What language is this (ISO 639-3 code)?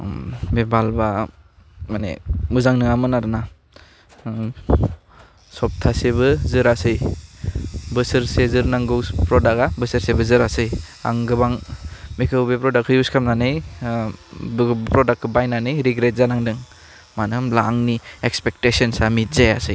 brx